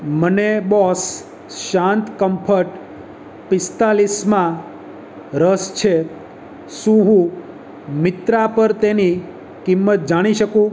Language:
Gujarati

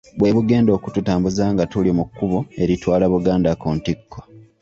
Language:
Ganda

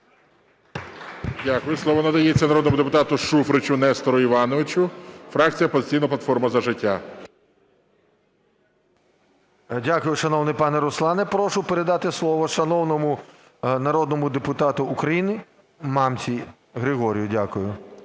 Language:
Ukrainian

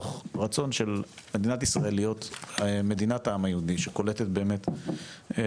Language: Hebrew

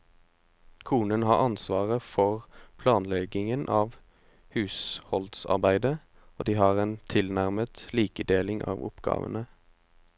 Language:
Norwegian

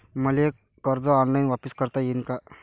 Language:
Marathi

